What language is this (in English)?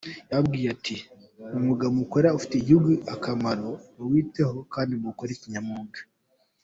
Kinyarwanda